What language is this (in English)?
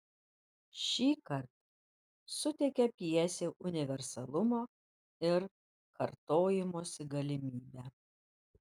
Lithuanian